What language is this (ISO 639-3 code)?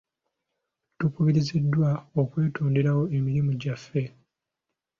lug